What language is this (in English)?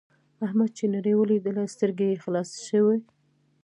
Pashto